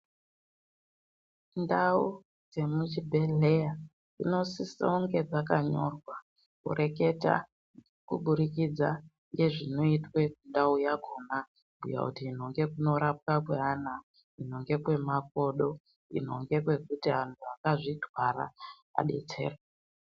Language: Ndau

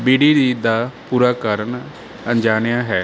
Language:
Punjabi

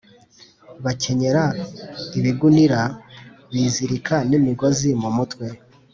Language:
Kinyarwanda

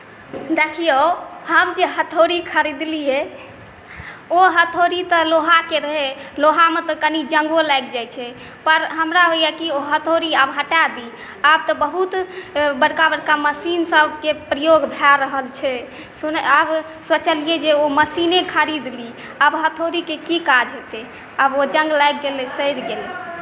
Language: Maithili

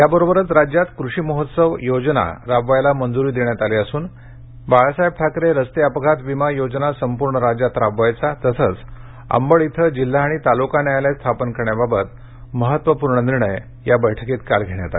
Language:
Marathi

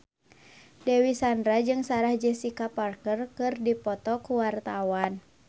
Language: Sundanese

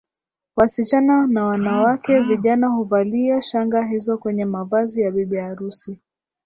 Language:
Swahili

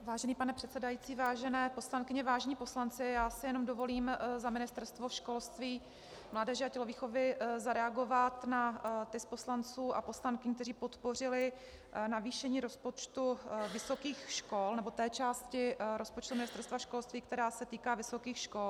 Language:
Czech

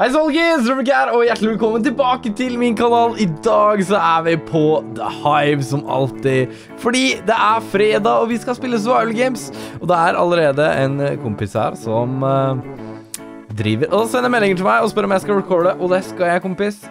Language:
Norwegian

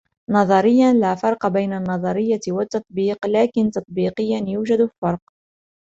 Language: Arabic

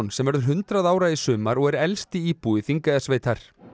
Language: Icelandic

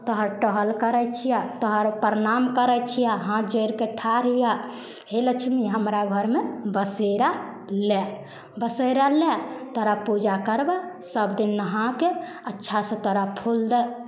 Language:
Maithili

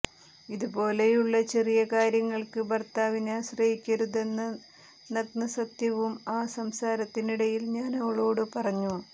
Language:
Malayalam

